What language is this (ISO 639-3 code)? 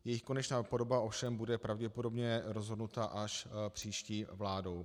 ces